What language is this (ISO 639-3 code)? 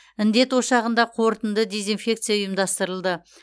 kaz